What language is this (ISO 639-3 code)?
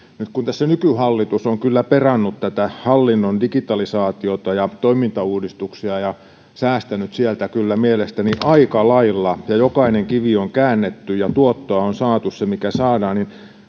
fin